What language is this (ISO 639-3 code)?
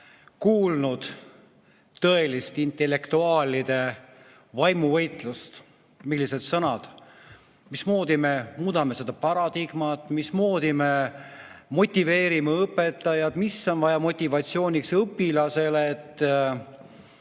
est